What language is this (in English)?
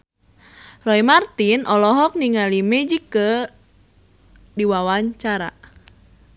Sundanese